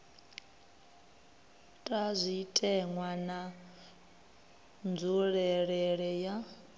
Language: Venda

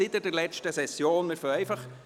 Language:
Swiss German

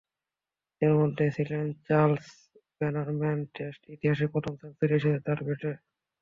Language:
Bangla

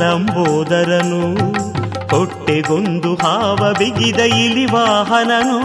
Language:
Kannada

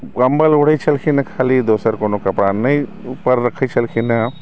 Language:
Maithili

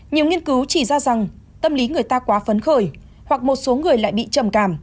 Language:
Vietnamese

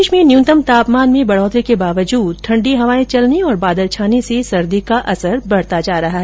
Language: Hindi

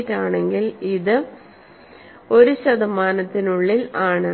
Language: Malayalam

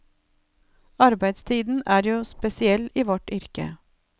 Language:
Norwegian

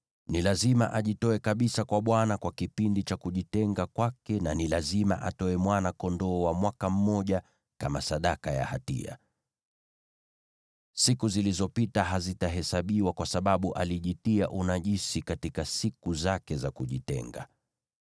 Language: Swahili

